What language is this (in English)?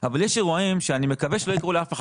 Hebrew